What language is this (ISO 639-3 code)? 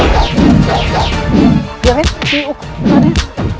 ind